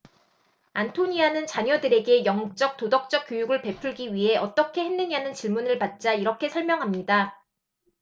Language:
Korean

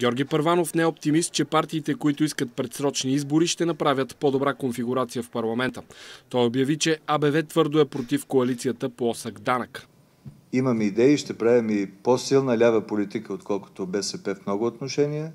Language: Bulgarian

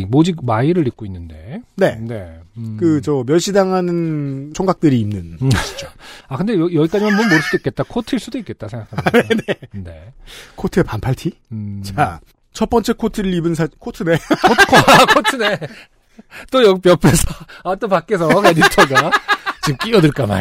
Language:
Korean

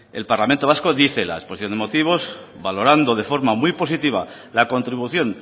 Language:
Spanish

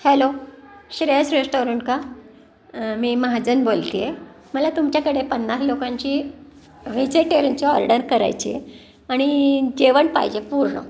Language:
Marathi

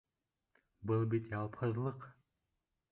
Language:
Bashkir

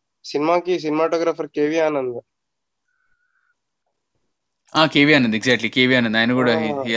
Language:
Telugu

